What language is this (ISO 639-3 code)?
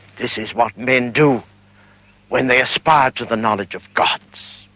eng